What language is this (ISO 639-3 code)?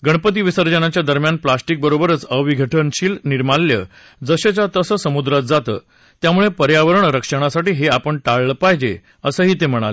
mar